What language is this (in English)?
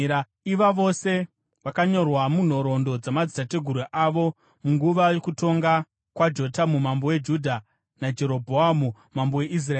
Shona